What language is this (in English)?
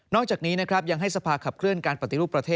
Thai